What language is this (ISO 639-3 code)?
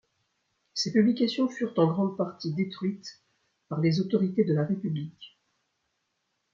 fra